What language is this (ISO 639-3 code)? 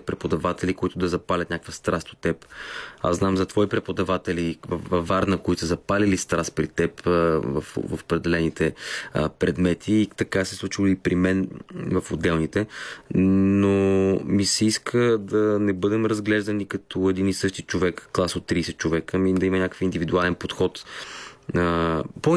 bul